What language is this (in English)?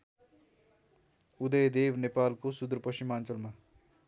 Nepali